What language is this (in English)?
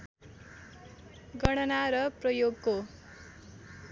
Nepali